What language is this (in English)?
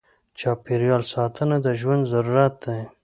Pashto